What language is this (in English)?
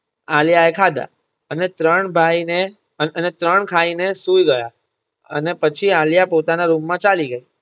Gujarati